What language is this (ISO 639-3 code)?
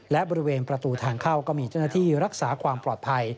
tha